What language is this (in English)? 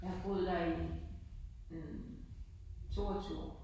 Danish